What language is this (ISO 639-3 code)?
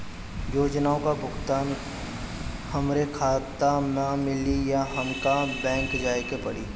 bho